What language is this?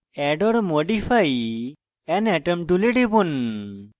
Bangla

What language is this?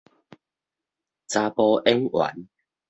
Min Nan Chinese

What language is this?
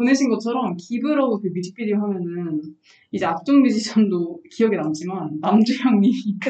Korean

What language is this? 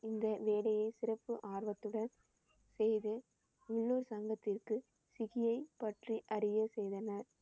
Tamil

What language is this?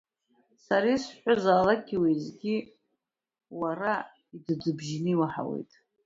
Abkhazian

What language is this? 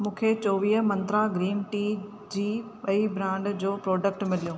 Sindhi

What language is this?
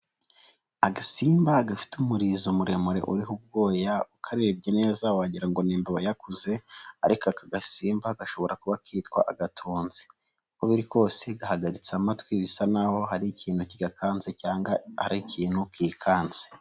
Kinyarwanda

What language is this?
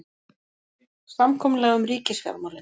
Icelandic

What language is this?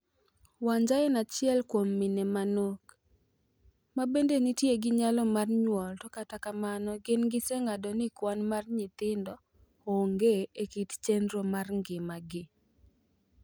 Luo (Kenya and Tanzania)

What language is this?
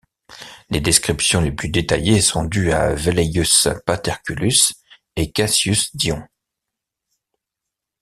French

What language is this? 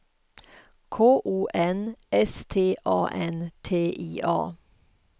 Swedish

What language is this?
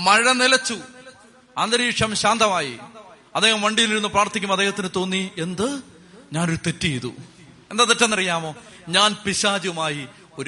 Malayalam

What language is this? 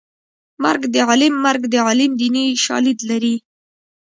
Pashto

